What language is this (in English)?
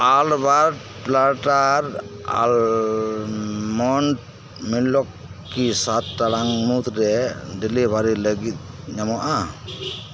Santali